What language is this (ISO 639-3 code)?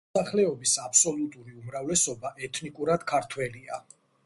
kat